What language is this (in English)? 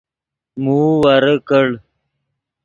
Yidgha